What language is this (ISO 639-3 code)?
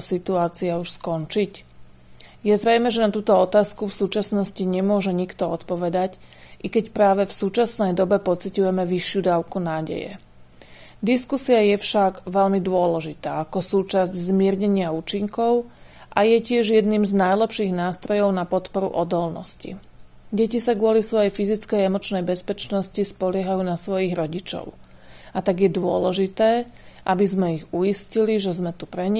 slk